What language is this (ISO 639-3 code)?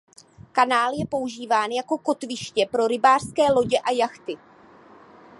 ces